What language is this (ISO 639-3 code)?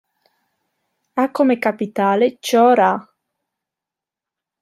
ita